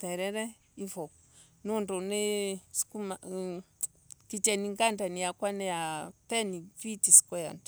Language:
Embu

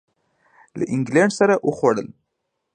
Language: Pashto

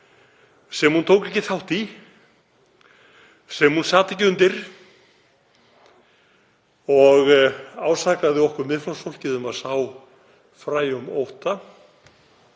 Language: Icelandic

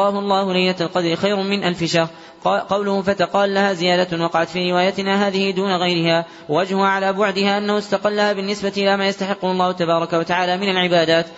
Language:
Arabic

